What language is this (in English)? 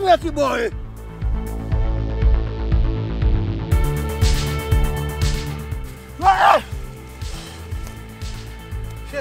French